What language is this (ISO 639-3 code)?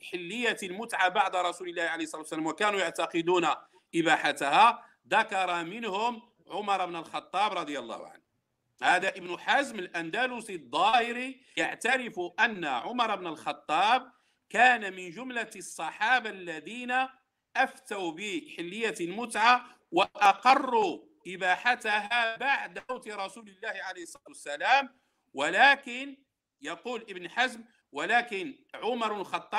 ara